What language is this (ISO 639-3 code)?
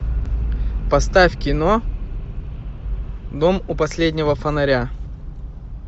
rus